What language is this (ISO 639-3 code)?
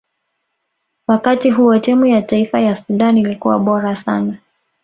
swa